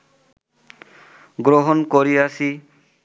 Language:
Bangla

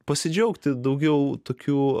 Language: Lithuanian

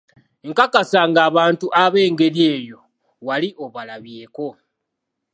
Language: Ganda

